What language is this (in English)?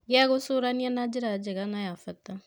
Kikuyu